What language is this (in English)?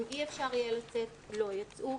Hebrew